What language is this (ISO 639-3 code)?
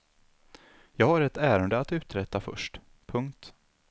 swe